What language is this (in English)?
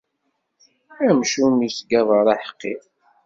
Kabyle